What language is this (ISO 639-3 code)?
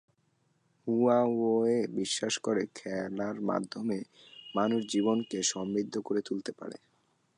ben